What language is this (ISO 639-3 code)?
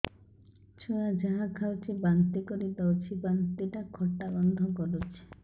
ori